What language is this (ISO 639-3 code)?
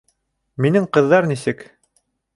bak